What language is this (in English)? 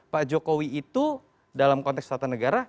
Indonesian